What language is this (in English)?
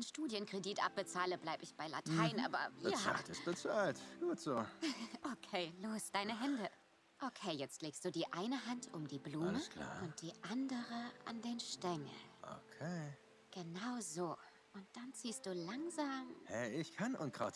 German